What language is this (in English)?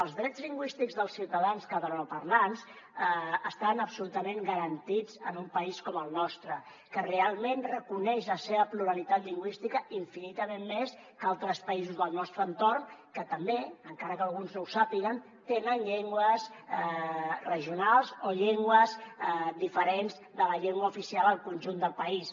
Catalan